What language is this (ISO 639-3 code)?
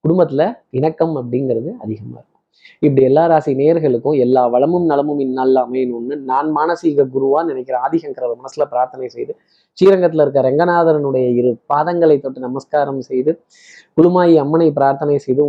tam